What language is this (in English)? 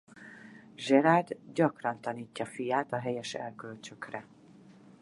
Hungarian